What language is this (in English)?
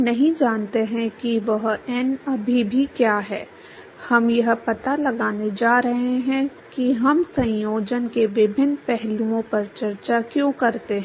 Hindi